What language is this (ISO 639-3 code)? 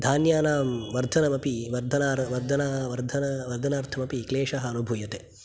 san